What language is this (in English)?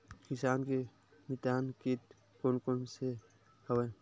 Chhattisgarhi